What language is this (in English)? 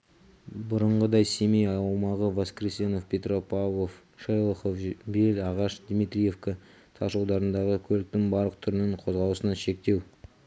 Kazakh